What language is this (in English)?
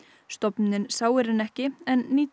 Icelandic